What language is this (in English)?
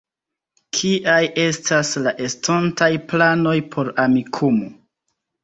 Esperanto